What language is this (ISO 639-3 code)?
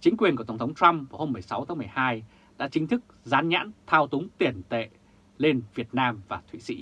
vie